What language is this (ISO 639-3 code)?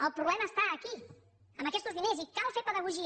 cat